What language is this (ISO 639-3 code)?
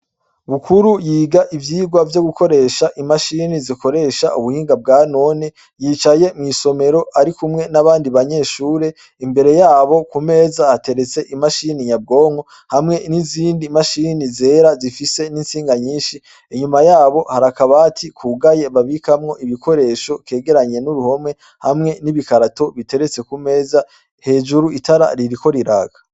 run